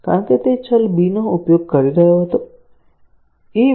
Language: Gujarati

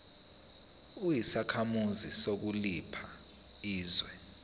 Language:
Zulu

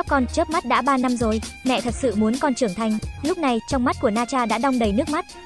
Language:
Vietnamese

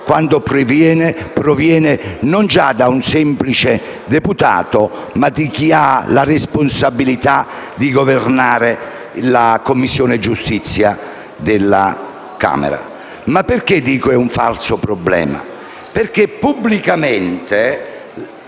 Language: Italian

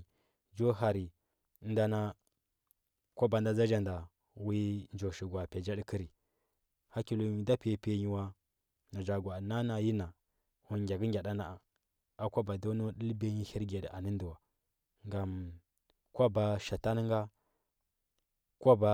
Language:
Huba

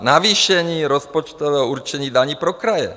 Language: Czech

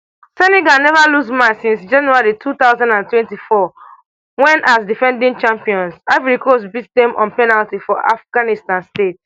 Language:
Nigerian Pidgin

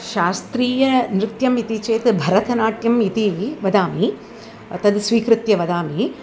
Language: Sanskrit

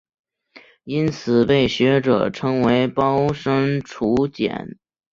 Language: Chinese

